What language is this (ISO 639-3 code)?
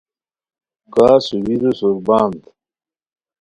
khw